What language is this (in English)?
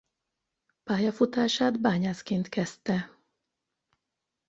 Hungarian